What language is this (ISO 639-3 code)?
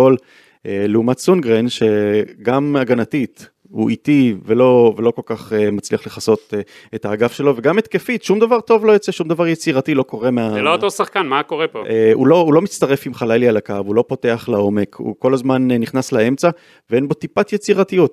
heb